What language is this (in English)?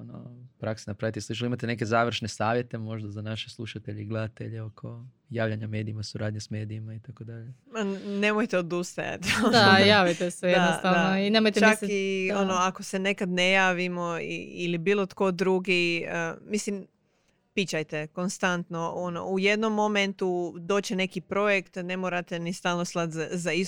Croatian